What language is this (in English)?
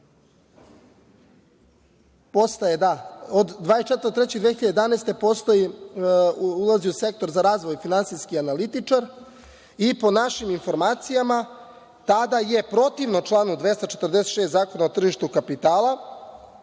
Serbian